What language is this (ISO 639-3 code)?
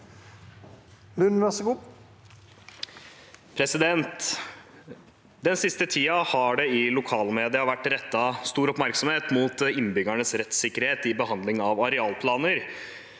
nor